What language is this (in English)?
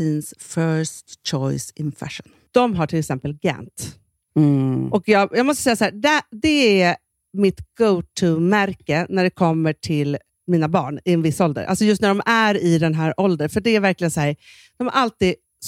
Swedish